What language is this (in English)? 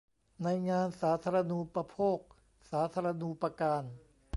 Thai